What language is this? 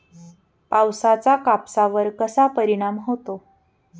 Marathi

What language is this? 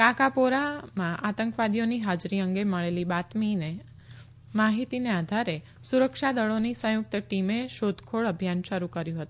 Gujarati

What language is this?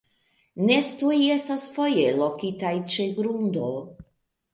Esperanto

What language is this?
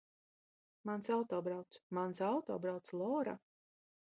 Latvian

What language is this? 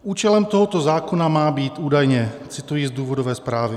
Czech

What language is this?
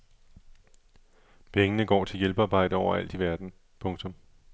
Danish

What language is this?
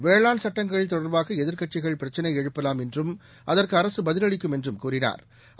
Tamil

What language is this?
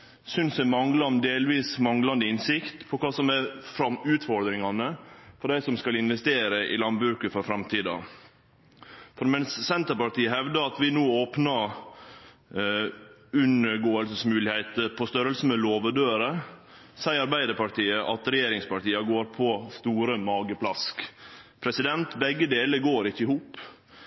Norwegian Nynorsk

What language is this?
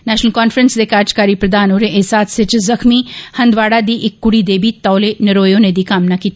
Dogri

